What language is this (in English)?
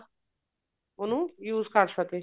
Punjabi